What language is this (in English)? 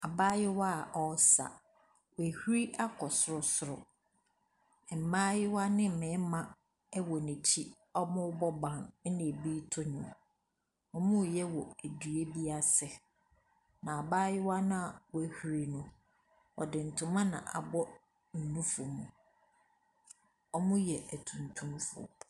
Akan